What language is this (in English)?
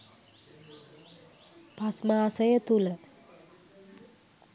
Sinhala